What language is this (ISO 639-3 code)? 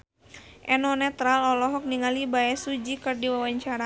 sun